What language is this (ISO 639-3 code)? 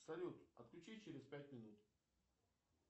rus